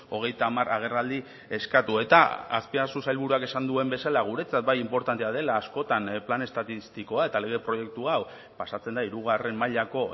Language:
Basque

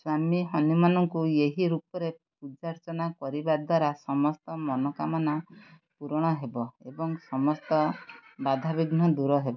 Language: Odia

